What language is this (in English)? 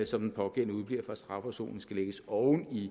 Danish